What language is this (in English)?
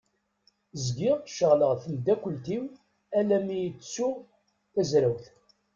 Kabyle